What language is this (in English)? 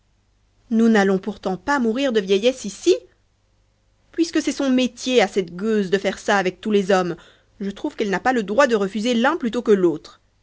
French